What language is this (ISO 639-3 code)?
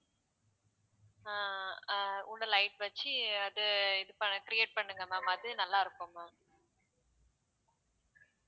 tam